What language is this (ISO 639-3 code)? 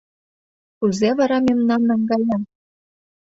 chm